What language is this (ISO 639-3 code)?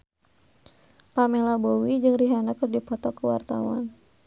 sun